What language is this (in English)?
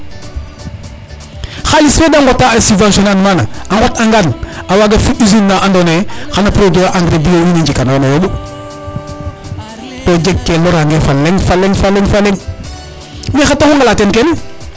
Serer